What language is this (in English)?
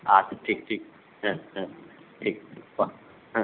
Bangla